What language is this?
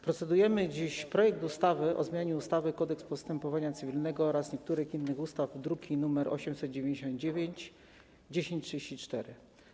Polish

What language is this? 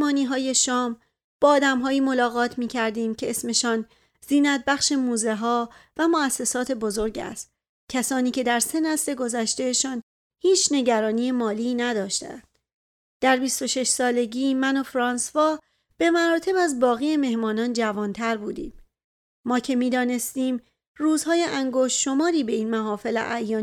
Persian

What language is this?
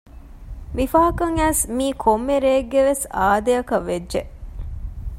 Divehi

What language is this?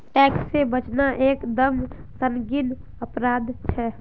Magahi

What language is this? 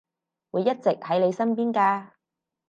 Cantonese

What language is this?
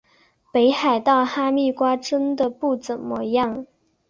Chinese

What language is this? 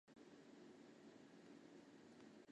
Chinese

